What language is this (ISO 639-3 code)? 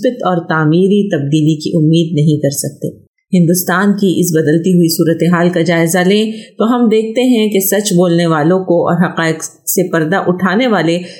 urd